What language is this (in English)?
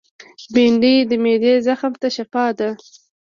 Pashto